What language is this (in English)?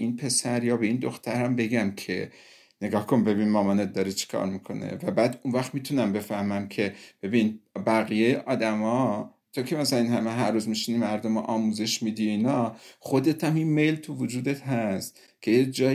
Persian